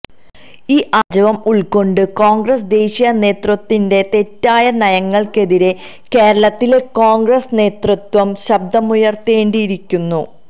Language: Malayalam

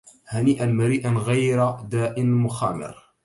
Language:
Arabic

